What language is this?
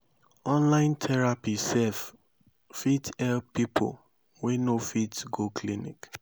Nigerian Pidgin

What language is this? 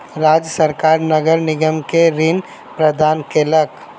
Maithili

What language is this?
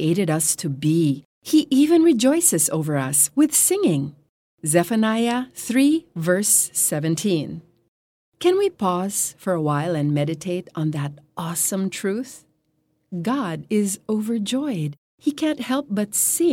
Filipino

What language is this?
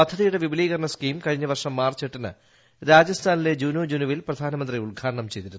Malayalam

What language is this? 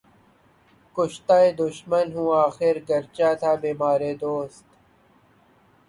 Urdu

